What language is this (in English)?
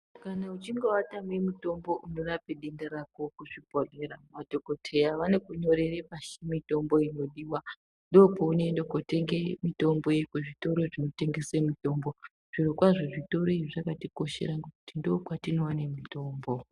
Ndau